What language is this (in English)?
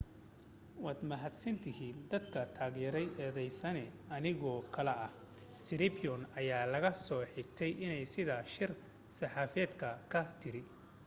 Somali